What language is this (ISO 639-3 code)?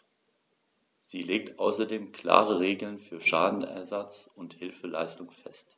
deu